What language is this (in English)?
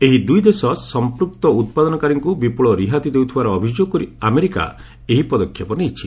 Odia